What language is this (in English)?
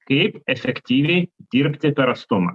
Lithuanian